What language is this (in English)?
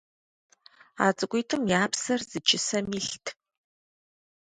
Kabardian